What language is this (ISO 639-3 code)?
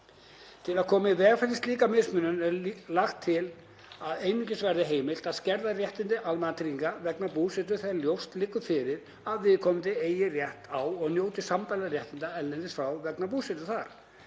isl